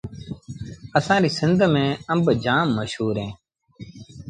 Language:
Sindhi Bhil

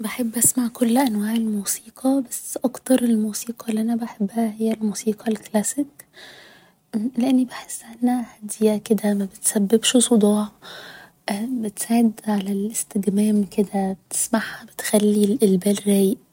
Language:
Egyptian Arabic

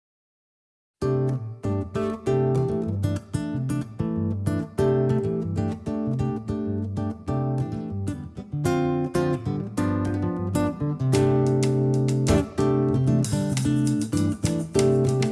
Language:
Portuguese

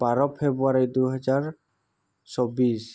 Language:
Assamese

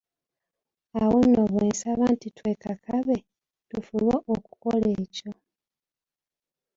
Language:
Ganda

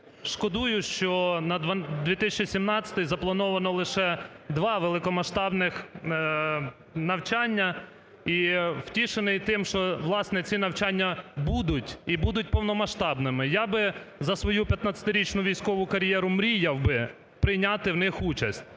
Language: Ukrainian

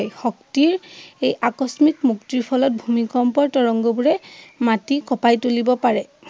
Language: Assamese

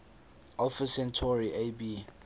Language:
English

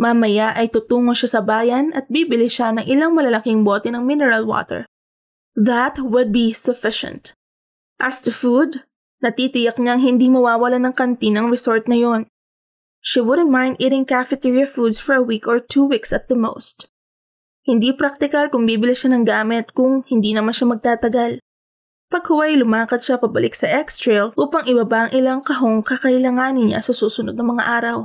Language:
Filipino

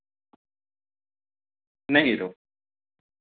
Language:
Dogri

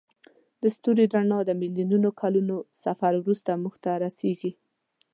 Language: Pashto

